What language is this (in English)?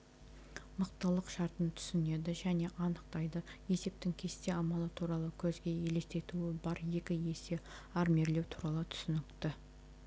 Kazakh